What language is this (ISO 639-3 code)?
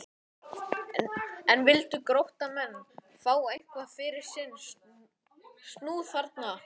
isl